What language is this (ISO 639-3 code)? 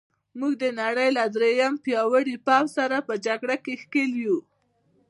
pus